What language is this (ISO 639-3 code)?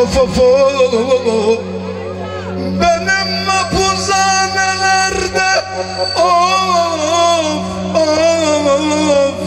tur